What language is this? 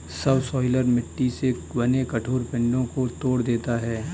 Hindi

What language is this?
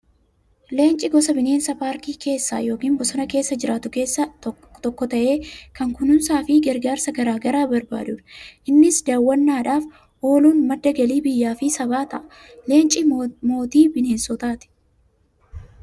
Oromo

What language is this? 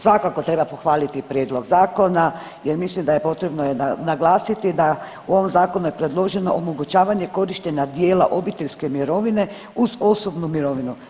Croatian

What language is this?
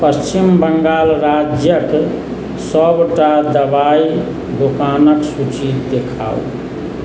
Maithili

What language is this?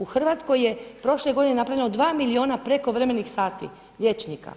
Croatian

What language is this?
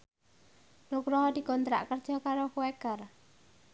Javanese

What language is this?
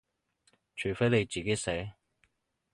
Cantonese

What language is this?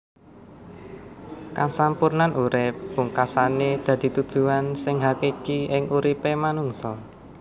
Javanese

